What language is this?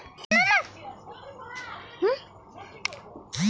Bangla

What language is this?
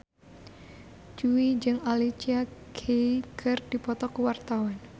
Sundanese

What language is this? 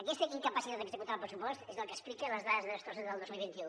Catalan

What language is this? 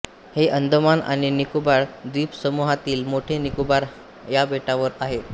Marathi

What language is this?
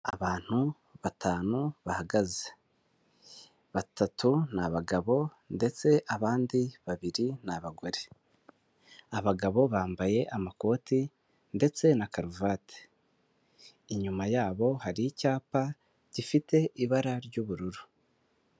Kinyarwanda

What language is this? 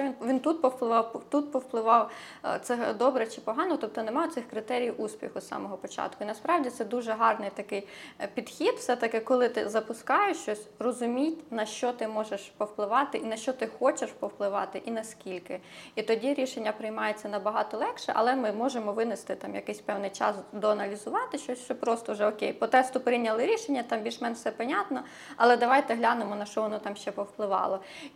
Ukrainian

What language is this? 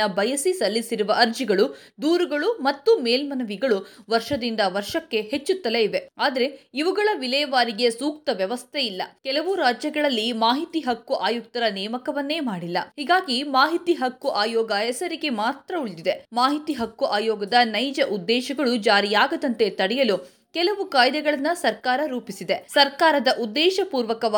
Kannada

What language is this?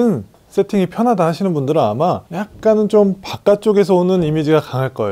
Korean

